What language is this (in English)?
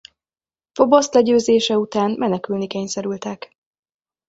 Hungarian